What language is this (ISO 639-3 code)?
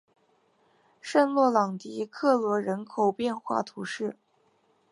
zho